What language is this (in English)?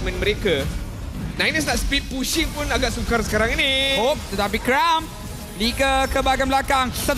Malay